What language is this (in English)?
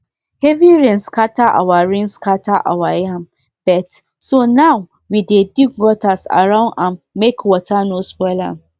Nigerian Pidgin